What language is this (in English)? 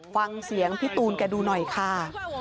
Thai